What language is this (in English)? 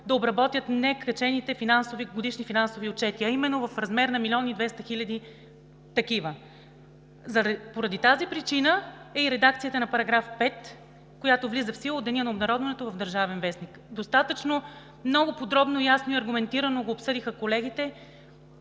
Bulgarian